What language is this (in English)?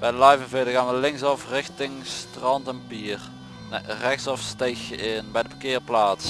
Dutch